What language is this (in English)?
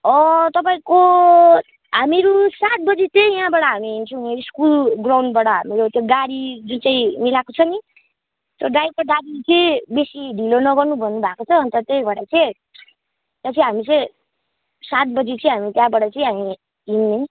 Nepali